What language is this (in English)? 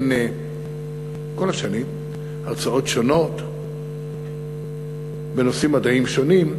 Hebrew